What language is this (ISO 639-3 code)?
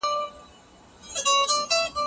pus